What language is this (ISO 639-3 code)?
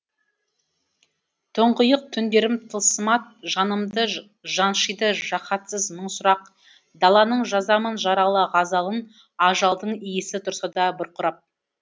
kaz